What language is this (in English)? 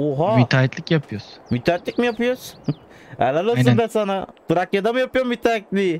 Turkish